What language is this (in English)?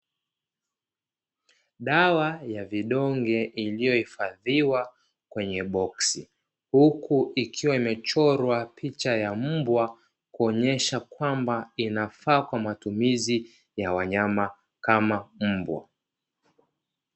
Swahili